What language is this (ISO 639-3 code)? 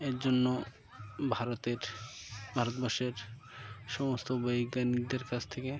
ben